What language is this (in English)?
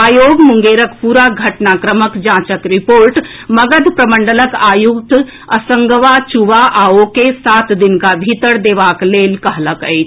Maithili